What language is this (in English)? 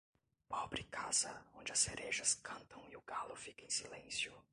Portuguese